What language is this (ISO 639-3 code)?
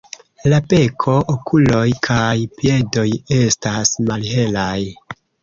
epo